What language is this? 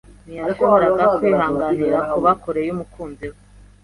Kinyarwanda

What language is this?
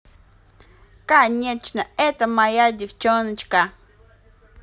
Russian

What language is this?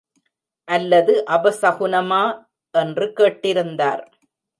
Tamil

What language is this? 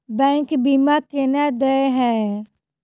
Maithili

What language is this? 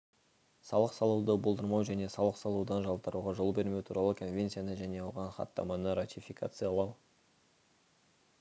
Kazakh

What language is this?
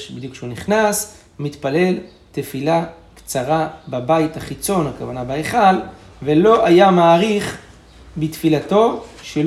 Hebrew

